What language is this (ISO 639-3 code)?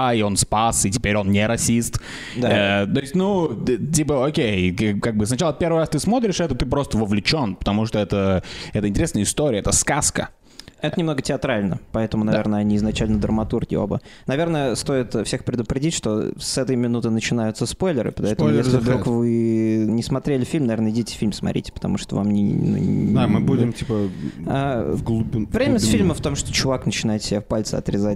rus